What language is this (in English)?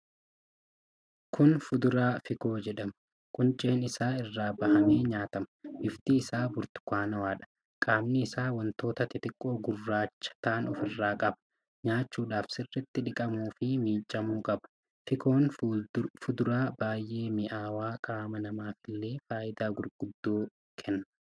Oromo